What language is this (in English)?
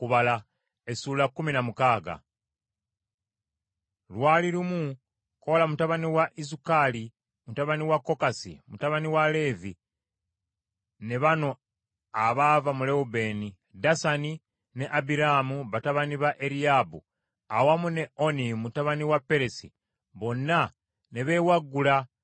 Ganda